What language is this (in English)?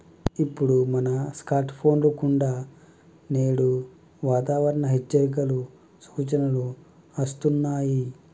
Telugu